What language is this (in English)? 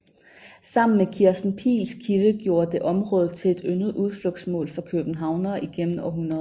Danish